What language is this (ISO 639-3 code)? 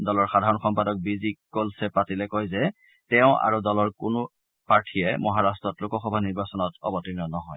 asm